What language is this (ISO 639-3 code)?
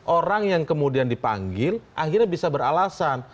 ind